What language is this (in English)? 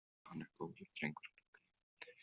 Icelandic